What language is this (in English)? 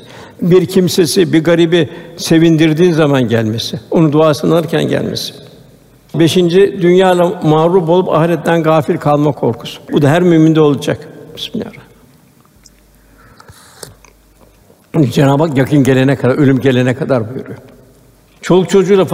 Turkish